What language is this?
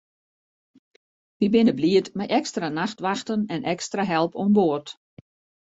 Western Frisian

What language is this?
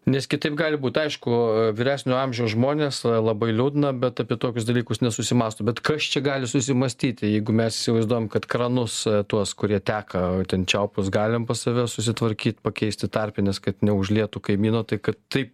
Lithuanian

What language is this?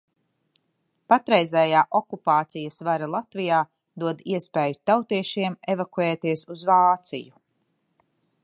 Latvian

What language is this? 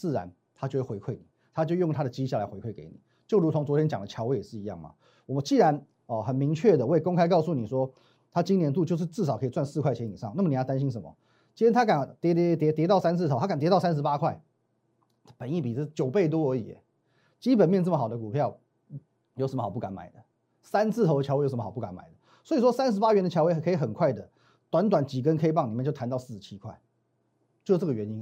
Chinese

